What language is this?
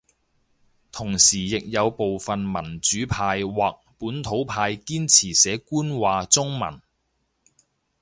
Cantonese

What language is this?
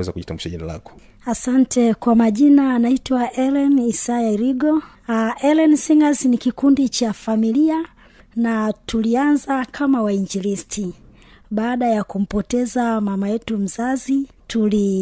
Swahili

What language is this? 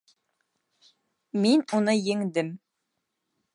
Bashkir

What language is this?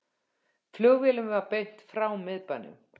Icelandic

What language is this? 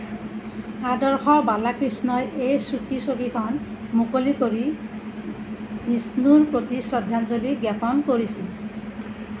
Assamese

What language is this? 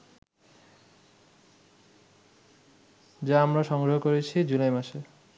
Bangla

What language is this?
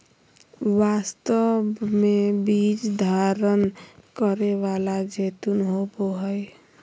Magahi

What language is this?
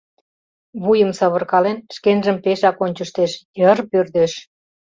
Mari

